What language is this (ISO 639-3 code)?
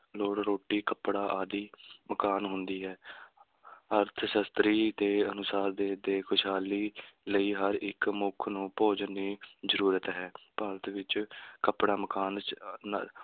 pan